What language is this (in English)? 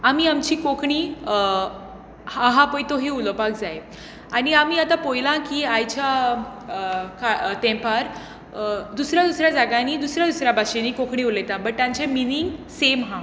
Konkani